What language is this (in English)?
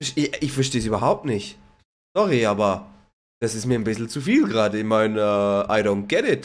German